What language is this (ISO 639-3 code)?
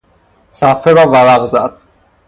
fas